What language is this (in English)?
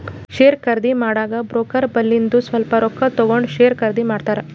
Kannada